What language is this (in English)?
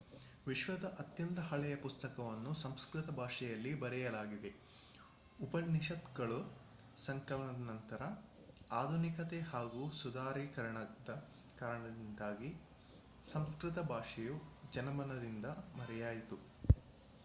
Kannada